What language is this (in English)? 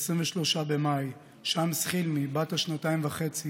Hebrew